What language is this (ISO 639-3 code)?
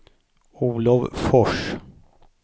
swe